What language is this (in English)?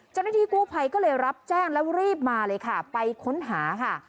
Thai